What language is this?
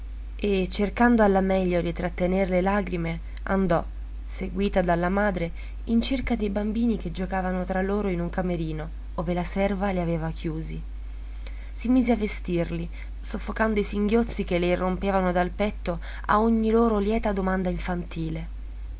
Italian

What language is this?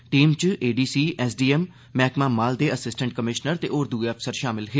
Dogri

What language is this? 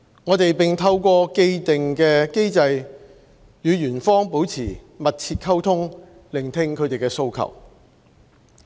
Cantonese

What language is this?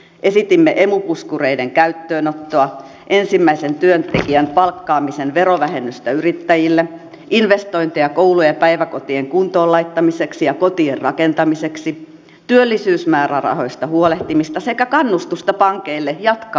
Finnish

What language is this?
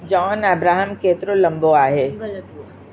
Sindhi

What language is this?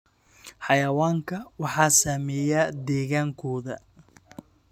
Somali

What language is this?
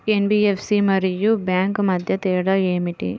Telugu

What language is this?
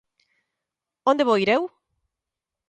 Galician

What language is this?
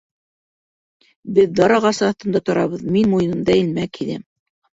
Bashkir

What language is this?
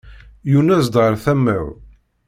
Kabyle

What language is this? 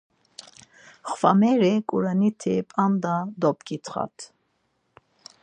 Laz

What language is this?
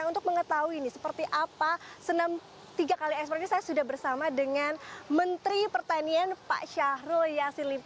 Indonesian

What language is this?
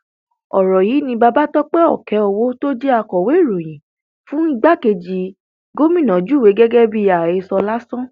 Yoruba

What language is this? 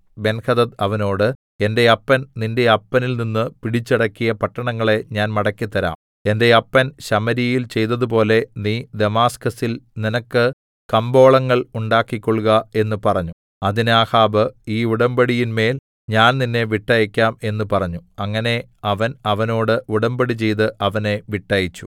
Malayalam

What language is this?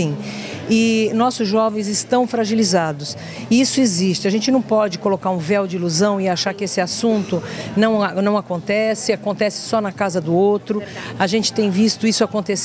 Portuguese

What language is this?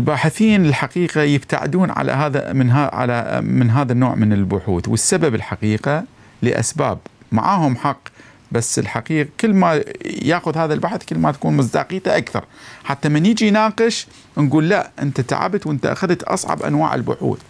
Arabic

